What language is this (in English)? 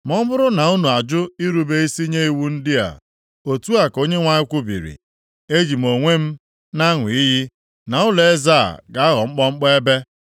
Igbo